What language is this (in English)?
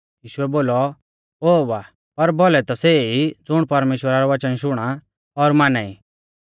Mahasu Pahari